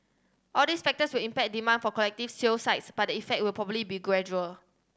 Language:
English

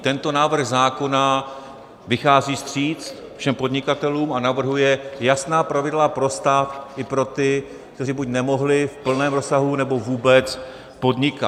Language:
Czech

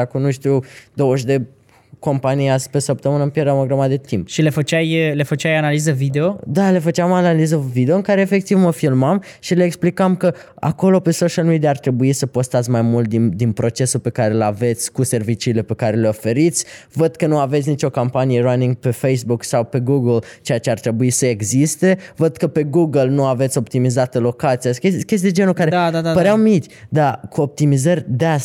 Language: Romanian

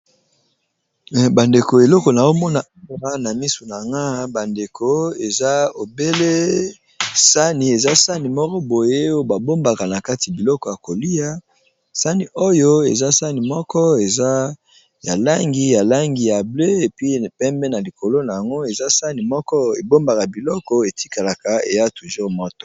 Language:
Lingala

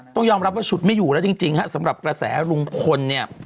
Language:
Thai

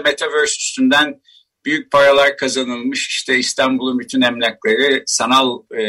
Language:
Turkish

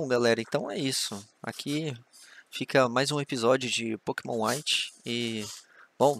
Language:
Portuguese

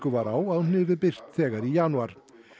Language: Icelandic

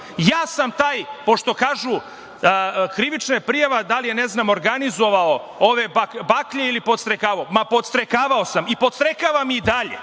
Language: Serbian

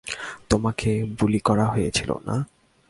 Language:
Bangla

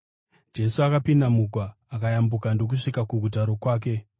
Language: Shona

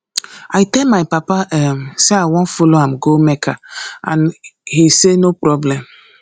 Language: Nigerian Pidgin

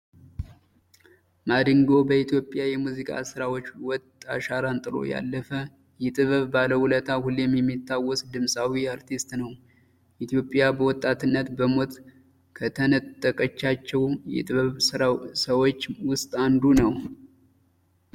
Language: Amharic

